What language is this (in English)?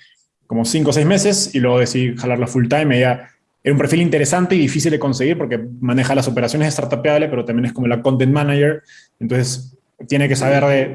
Spanish